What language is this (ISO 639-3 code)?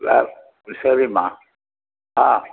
tam